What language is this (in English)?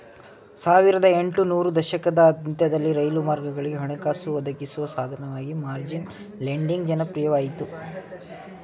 Kannada